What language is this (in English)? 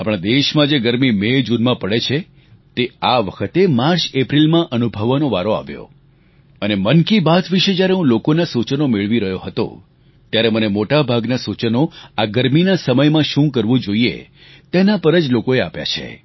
Gujarati